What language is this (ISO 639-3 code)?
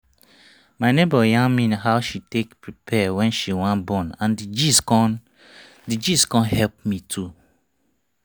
pcm